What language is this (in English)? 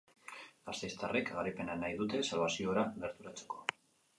Basque